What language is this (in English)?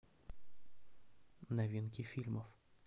Russian